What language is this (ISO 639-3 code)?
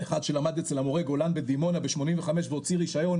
heb